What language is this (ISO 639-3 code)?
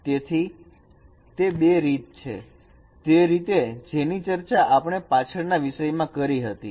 guj